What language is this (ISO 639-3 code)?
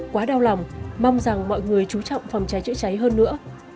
vie